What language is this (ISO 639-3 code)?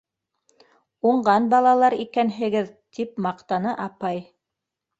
bak